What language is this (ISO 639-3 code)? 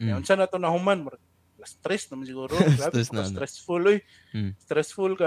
fil